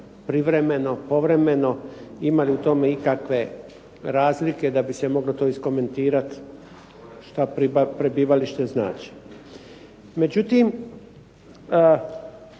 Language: Croatian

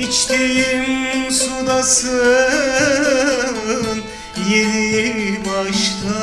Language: Turkish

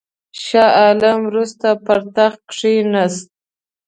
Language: Pashto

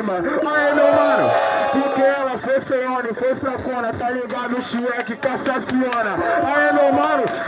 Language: Portuguese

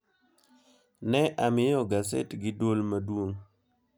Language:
Luo (Kenya and Tanzania)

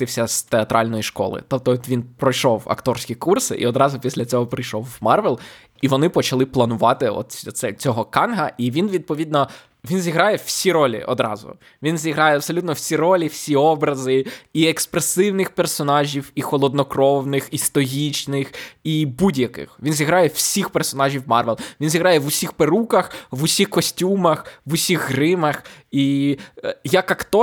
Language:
Ukrainian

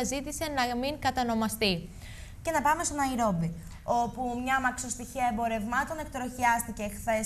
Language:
Greek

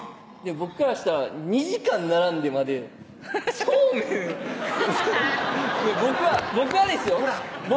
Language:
Japanese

